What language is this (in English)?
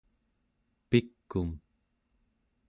Central Yupik